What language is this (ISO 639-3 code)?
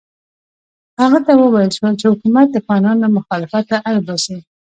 pus